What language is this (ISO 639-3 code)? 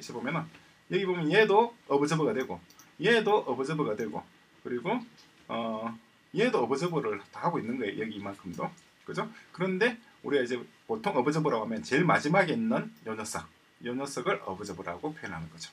kor